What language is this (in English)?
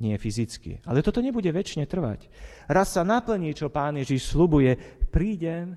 Slovak